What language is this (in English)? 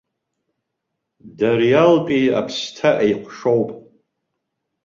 Abkhazian